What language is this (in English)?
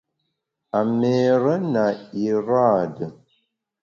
Bamun